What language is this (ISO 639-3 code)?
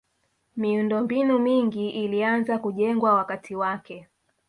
swa